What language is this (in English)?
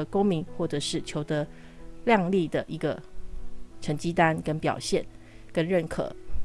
Chinese